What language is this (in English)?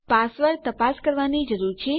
Gujarati